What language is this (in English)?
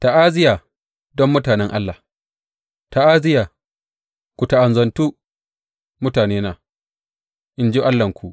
Hausa